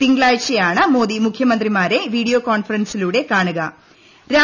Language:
Malayalam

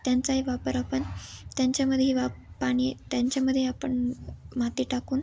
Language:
Marathi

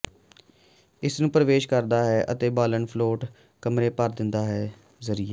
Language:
Punjabi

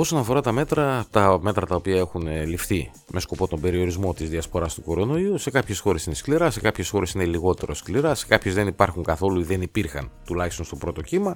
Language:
Greek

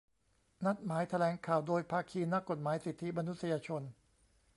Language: Thai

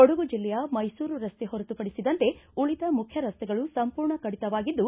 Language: Kannada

